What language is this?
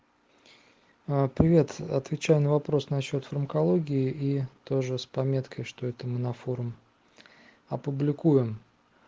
Russian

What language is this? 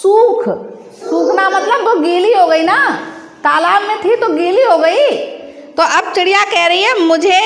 Hindi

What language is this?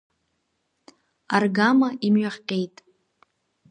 Abkhazian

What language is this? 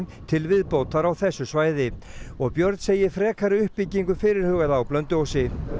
Icelandic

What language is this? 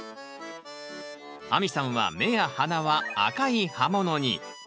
Japanese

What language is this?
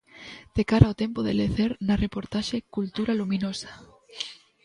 Galician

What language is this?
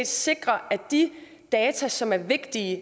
Danish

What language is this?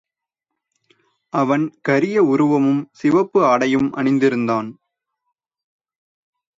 Tamil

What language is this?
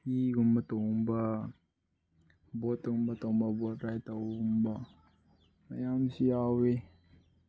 Manipuri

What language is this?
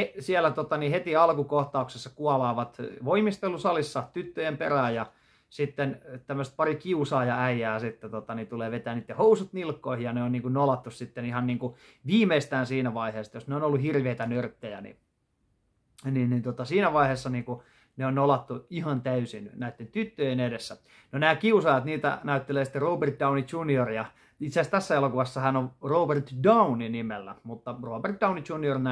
Finnish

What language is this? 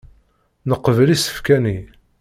Kabyle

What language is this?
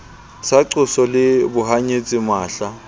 Southern Sotho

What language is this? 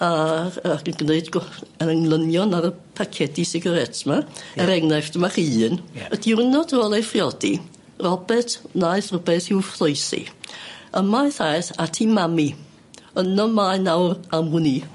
Welsh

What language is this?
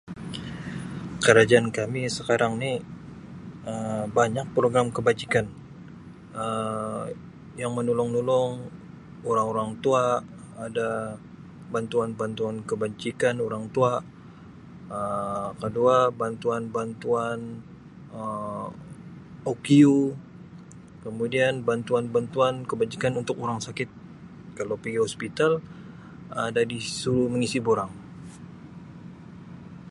Sabah Malay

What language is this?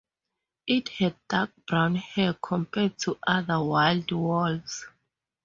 English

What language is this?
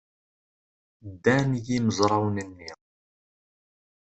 Kabyle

